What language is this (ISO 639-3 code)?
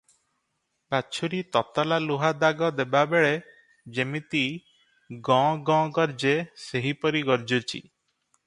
ori